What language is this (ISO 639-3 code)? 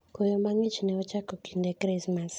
luo